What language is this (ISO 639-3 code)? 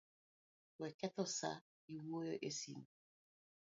luo